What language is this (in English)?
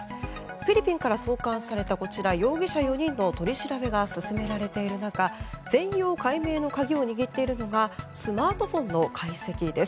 Japanese